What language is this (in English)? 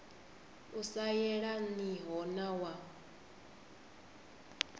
Venda